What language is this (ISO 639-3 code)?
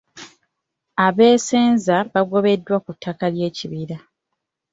lug